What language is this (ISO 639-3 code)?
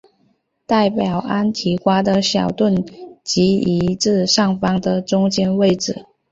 zho